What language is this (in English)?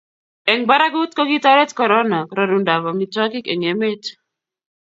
Kalenjin